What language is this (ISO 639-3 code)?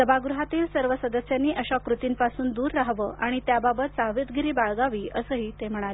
mar